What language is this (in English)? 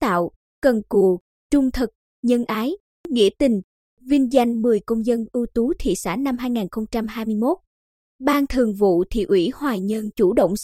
Vietnamese